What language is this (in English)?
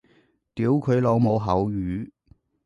Cantonese